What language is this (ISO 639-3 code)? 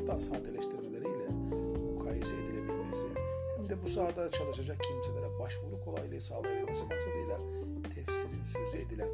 tur